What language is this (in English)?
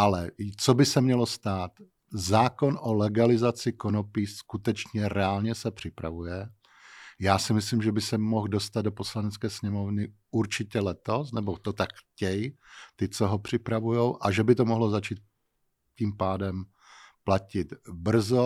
Czech